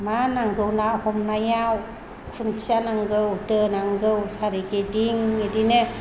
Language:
Bodo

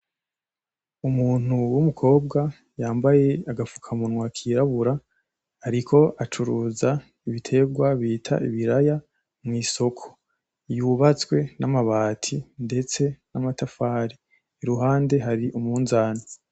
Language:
Rundi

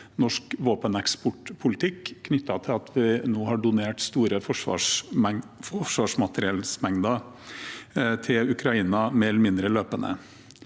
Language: Norwegian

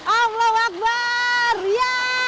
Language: Indonesian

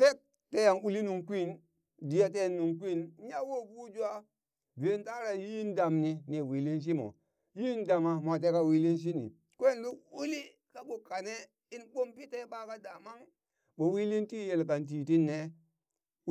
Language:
Burak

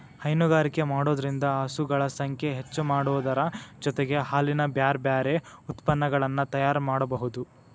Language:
Kannada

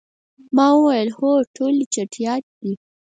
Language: Pashto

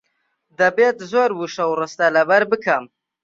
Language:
Central Kurdish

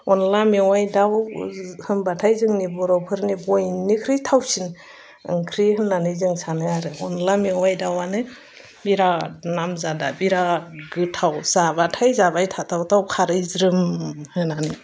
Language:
Bodo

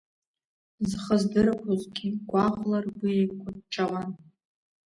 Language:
Abkhazian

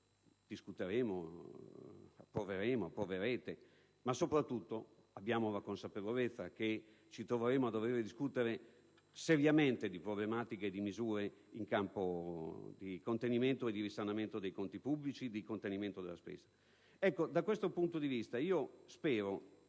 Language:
Italian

